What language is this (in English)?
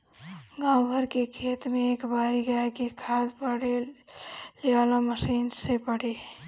Bhojpuri